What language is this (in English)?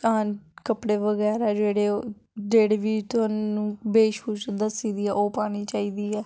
Dogri